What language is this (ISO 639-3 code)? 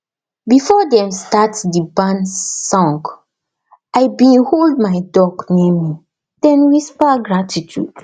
pcm